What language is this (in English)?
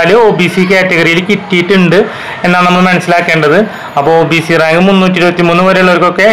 Malayalam